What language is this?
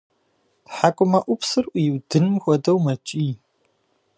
Kabardian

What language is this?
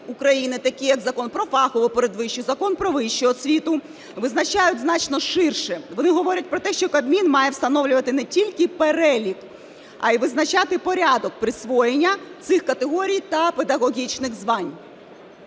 Ukrainian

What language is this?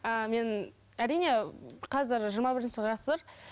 Kazakh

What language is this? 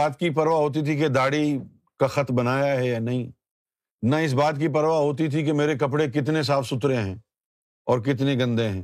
Urdu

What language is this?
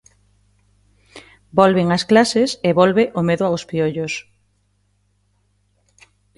Galician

